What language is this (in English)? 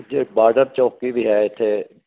Punjabi